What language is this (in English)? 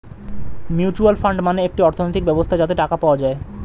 Bangla